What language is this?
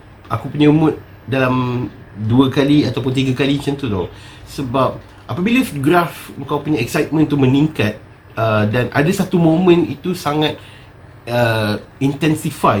Malay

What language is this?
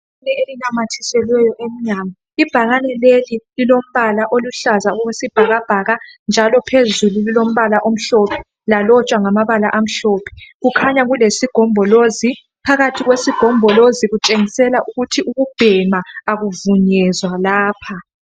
North Ndebele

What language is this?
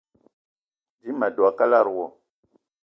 Eton (Cameroon)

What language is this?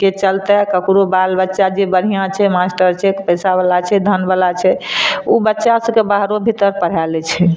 Maithili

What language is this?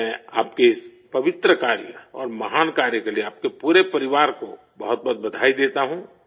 Urdu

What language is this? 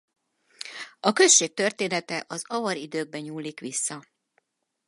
Hungarian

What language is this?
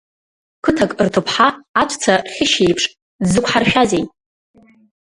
Abkhazian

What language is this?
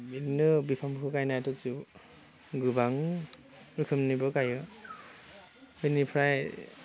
Bodo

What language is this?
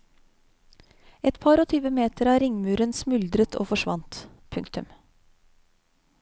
Norwegian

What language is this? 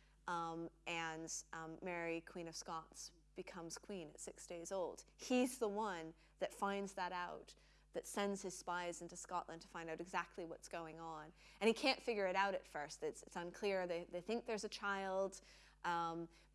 English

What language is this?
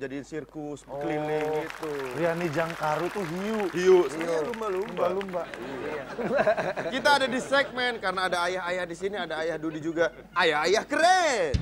Indonesian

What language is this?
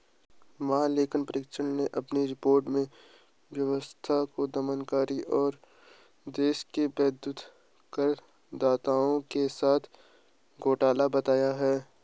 Hindi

